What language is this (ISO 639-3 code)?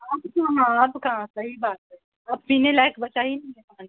urd